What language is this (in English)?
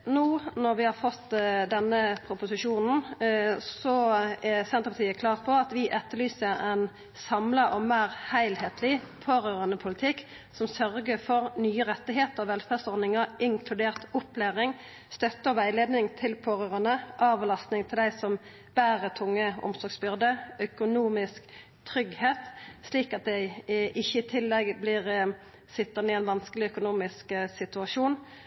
Norwegian Nynorsk